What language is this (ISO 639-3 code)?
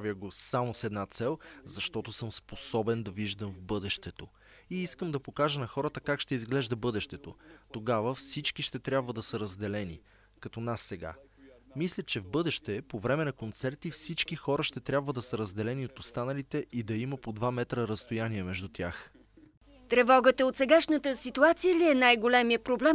bul